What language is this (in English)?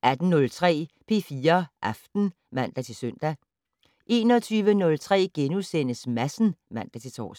Danish